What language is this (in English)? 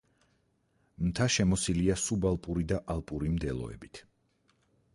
Georgian